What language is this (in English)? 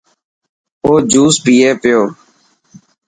Dhatki